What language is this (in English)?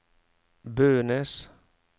Norwegian